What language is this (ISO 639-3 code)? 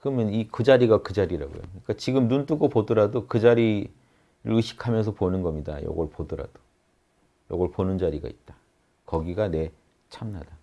kor